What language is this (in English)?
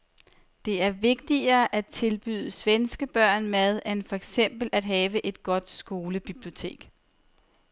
Danish